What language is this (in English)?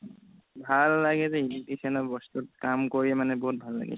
Assamese